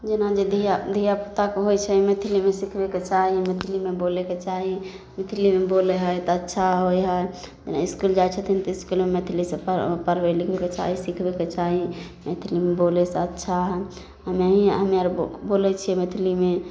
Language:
Maithili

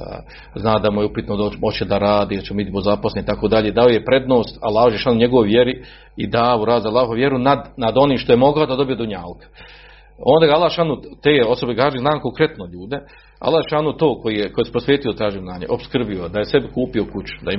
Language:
Croatian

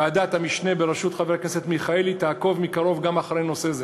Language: Hebrew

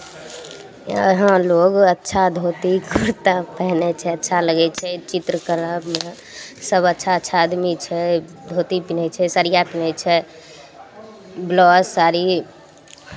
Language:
Maithili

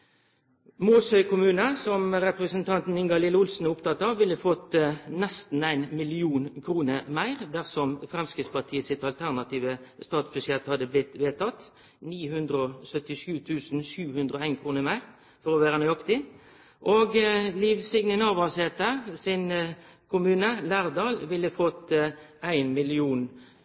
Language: Norwegian Nynorsk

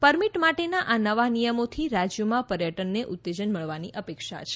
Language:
Gujarati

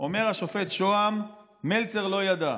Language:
Hebrew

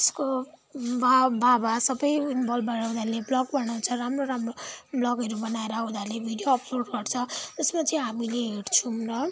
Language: Nepali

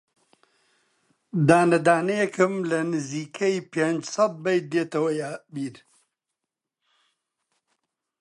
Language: Central Kurdish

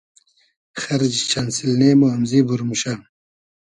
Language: Hazaragi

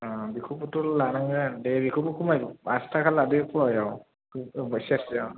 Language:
Bodo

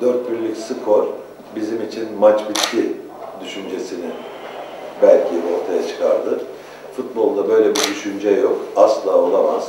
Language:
Turkish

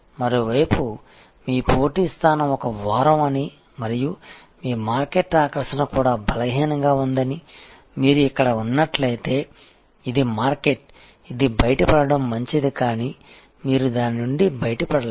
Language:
Telugu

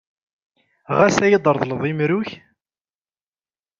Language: Kabyle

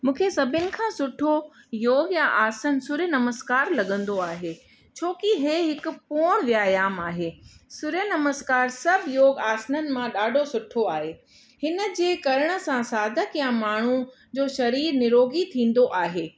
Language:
Sindhi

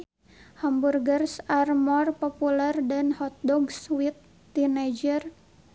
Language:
Sundanese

